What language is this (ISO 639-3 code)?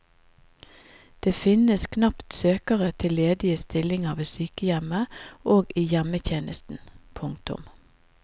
nor